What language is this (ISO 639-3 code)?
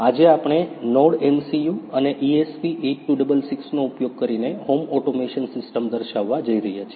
guj